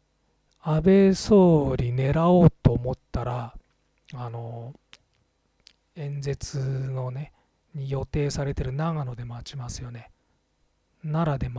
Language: Japanese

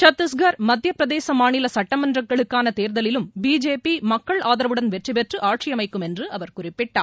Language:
Tamil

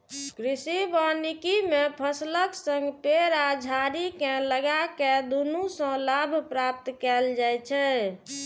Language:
Maithili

